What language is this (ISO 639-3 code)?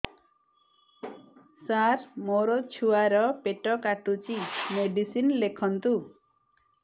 ori